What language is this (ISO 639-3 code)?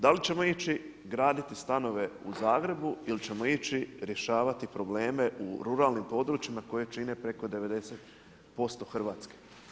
hrv